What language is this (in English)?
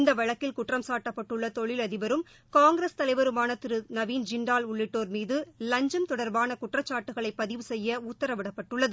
Tamil